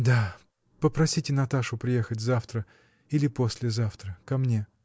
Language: Russian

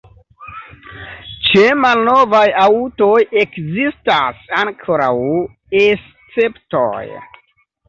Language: Esperanto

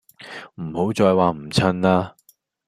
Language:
Cantonese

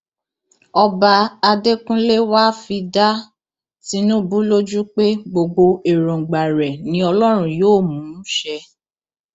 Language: Yoruba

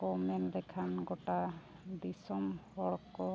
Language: Santali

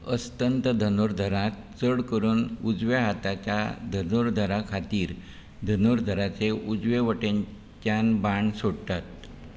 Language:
Konkani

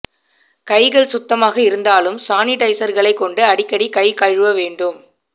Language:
Tamil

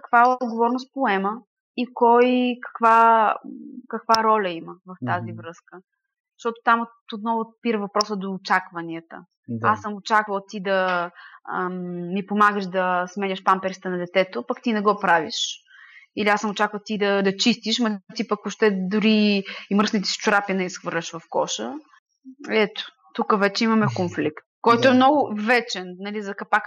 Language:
Bulgarian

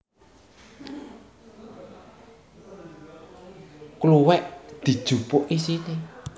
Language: Javanese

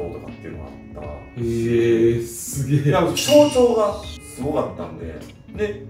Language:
Japanese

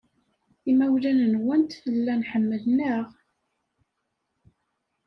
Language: Kabyle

